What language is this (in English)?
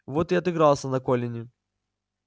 Russian